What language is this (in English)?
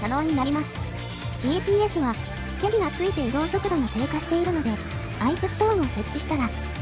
Japanese